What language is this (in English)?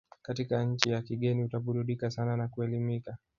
Swahili